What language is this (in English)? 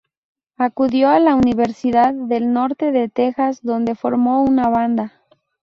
Spanish